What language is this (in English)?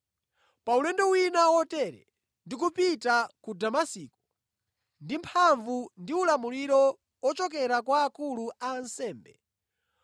Nyanja